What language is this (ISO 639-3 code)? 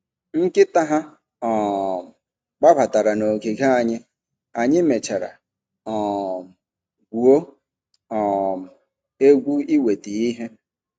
ibo